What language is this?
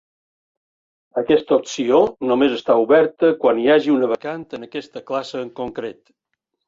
Catalan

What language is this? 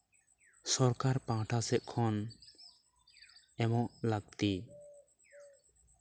Santali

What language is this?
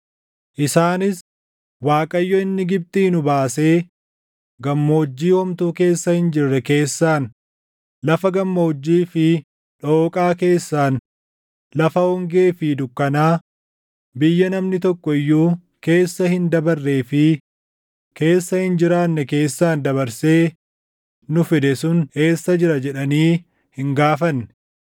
Oromo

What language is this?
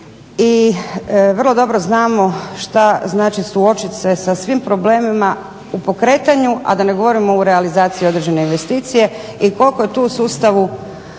Croatian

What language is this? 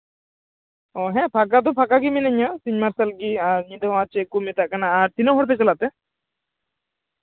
Santali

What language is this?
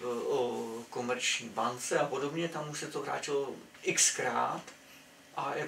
Czech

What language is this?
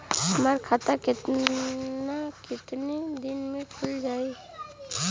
Bhojpuri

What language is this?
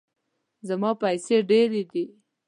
Pashto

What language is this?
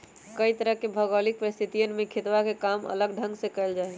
Magahi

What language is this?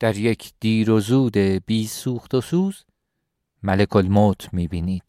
Persian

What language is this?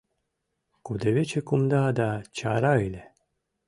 Mari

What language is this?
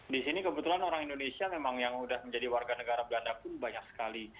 Indonesian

